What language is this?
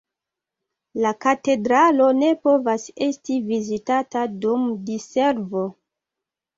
Esperanto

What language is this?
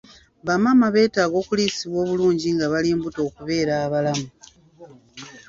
Ganda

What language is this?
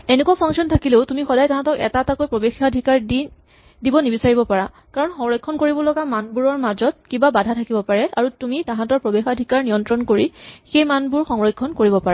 Assamese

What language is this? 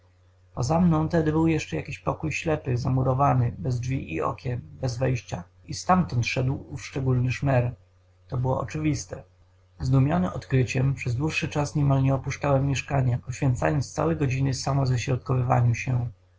Polish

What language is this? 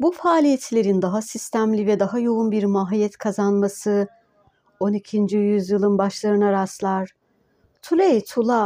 Turkish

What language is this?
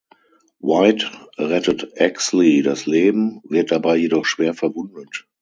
German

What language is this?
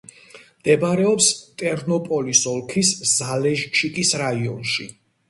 Georgian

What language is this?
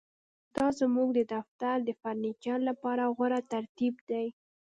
Pashto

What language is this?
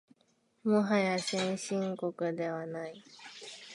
Japanese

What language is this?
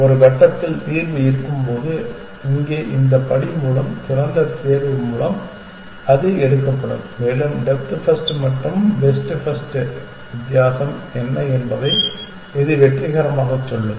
Tamil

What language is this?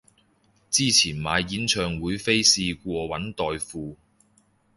Cantonese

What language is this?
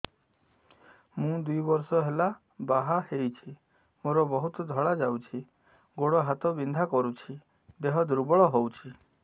Odia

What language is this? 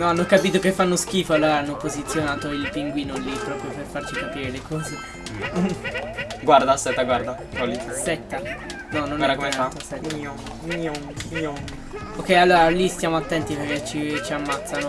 Italian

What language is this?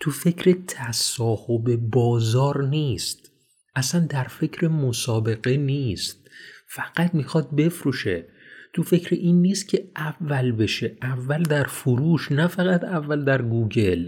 Persian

